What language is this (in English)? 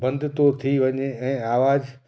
Sindhi